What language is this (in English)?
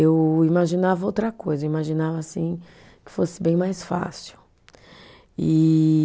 Portuguese